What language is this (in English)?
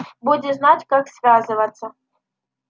Russian